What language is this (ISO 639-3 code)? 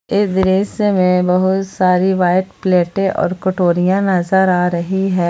hin